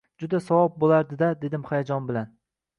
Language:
Uzbek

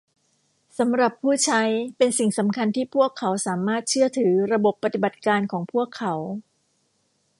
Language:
Thai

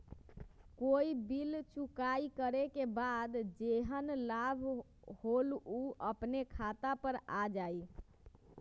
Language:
Magahi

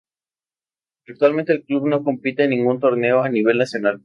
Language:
Spanish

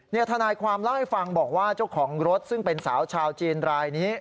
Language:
Thai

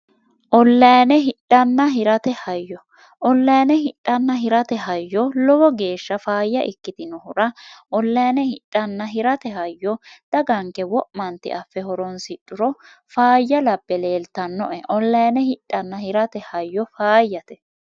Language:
Sidamo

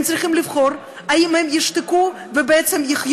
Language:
Hebrew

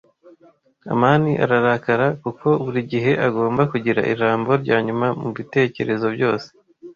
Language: Kinyarwanda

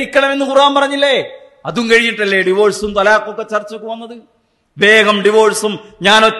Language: Malayalam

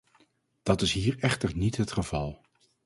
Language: Dutch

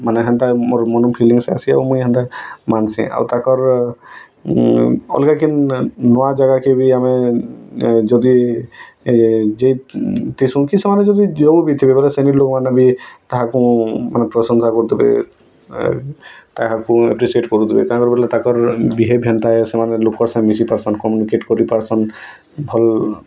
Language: Odia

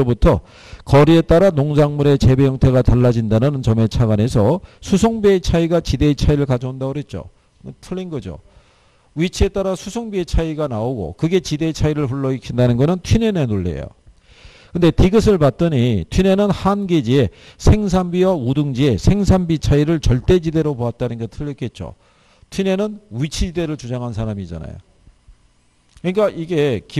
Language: Korean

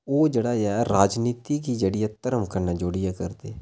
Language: Dogri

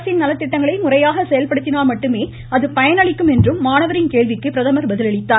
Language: Tamil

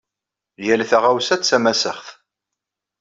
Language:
Kabyle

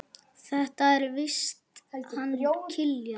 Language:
Icelandic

